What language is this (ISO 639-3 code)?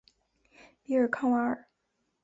zho